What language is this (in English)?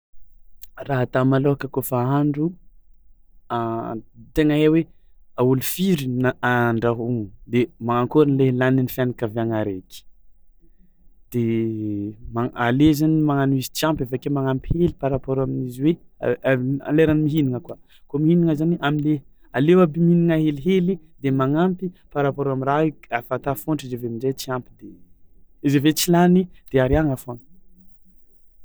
Tsimihety Malagasy